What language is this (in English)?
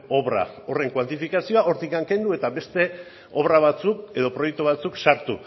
Basque